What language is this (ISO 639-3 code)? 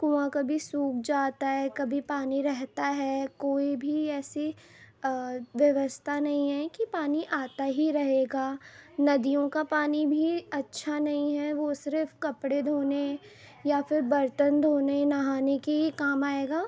urd